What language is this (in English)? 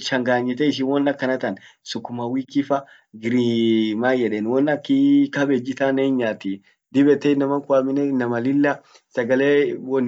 Orma